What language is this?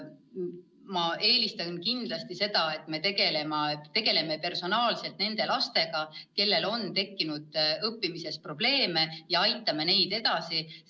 Estonian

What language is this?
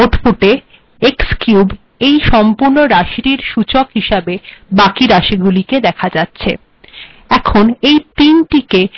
Bangla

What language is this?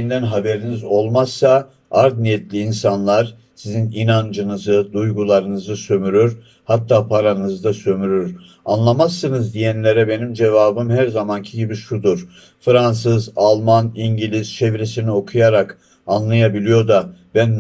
Turkish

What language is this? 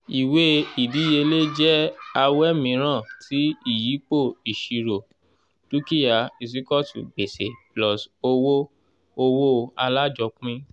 Yoruba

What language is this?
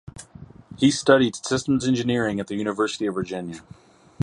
English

